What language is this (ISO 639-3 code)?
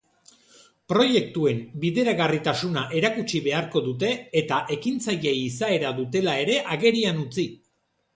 eus